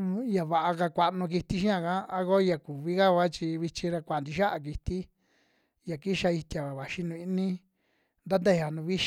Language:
Western Juxtlahuaca Mixtec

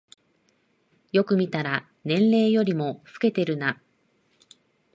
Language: Japanese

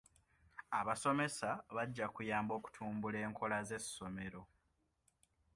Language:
Ganda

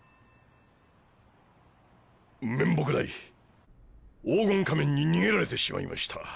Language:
Japanese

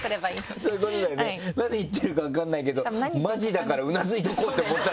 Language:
Japanese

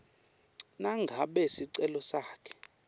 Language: Swati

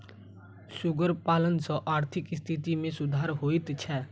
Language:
Maithili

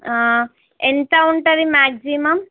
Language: Telugu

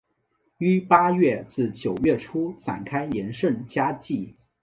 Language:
Chinese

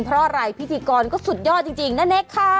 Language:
Thai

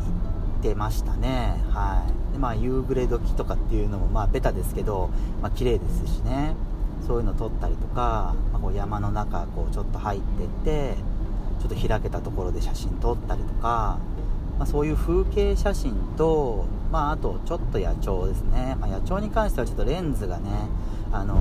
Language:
Japanese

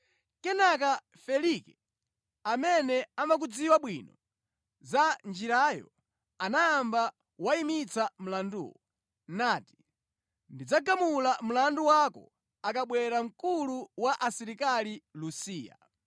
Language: Nyanja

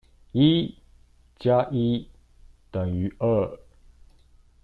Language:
Chinese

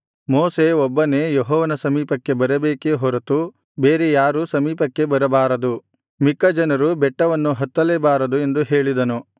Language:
Kannada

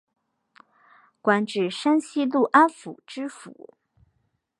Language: Chinese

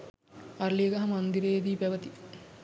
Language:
Sinhala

